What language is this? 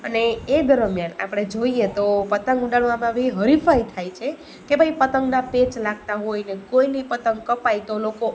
Gujarati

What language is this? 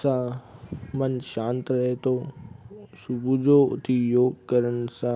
Sindhi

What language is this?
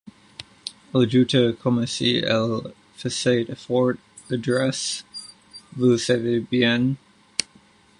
French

